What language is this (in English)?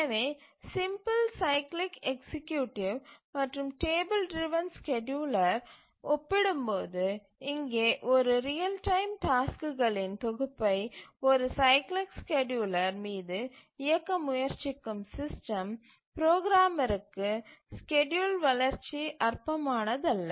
Tamil